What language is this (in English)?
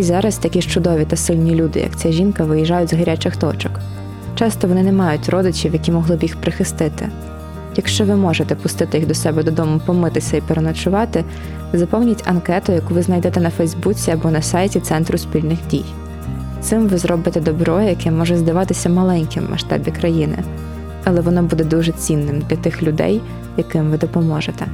Ukrainian